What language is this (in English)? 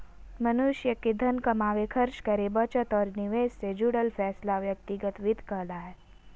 Magahi